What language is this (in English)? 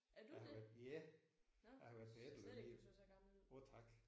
Danish